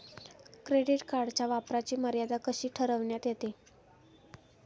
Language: Marathi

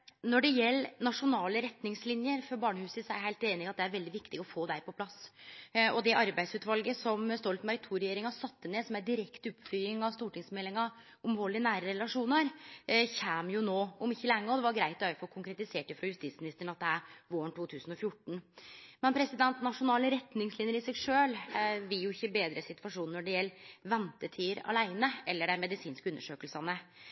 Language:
Norwegian Nynorsk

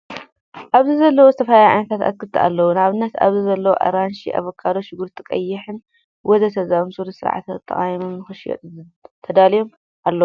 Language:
Tigrinya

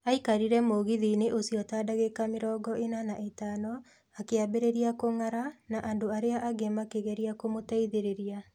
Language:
Kikuyu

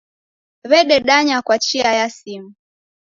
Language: Taita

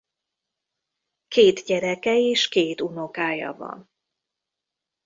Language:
Hungarian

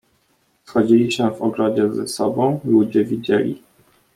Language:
Polish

